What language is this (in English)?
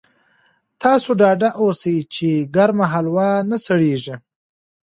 Pashto